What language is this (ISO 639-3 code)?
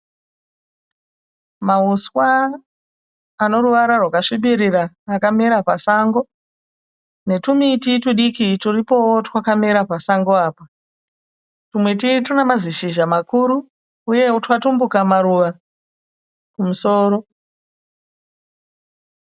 sna